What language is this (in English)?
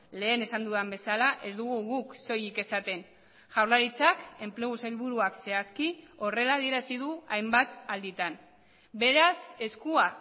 Basque